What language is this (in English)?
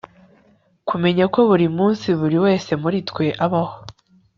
Kinyarwanda